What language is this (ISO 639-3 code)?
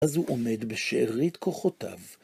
heb